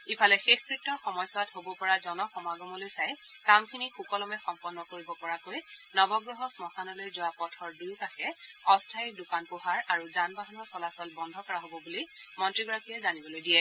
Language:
Assamese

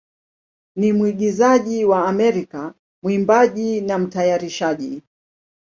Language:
Swahili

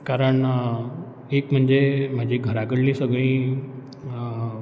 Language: Konkani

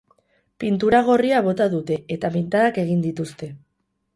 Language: Basque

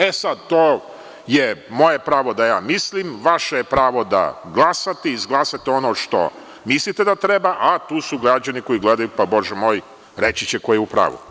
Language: Serbian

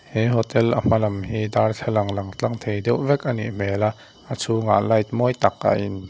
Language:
Mizo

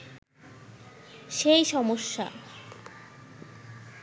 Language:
Bangla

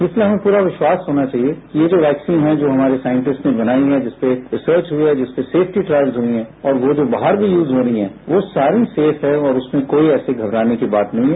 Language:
Hindi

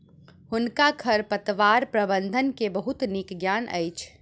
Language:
Maithili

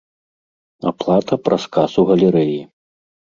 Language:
Belarusian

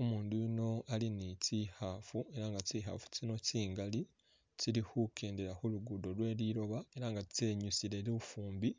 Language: Masaaba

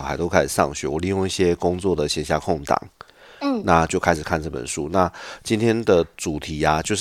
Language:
Chinese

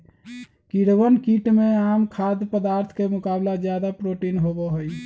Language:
Magahi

